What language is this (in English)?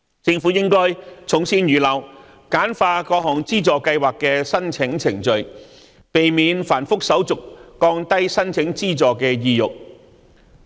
Cantonese